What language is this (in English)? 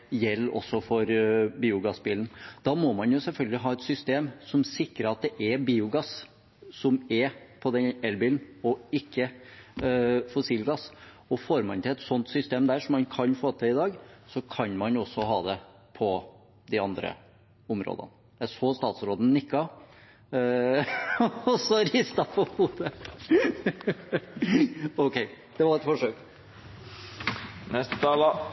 Norwegian Bokmål